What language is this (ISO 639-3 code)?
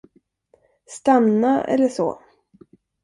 swe